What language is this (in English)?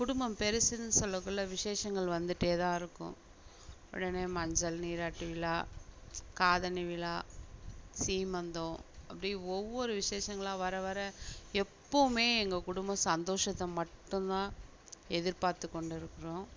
Tamil